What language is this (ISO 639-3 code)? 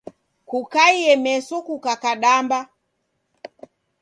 dav